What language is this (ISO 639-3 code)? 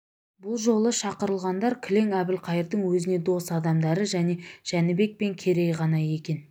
kaz